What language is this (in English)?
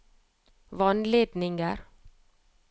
Norwegian